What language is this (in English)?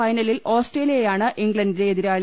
Malayalam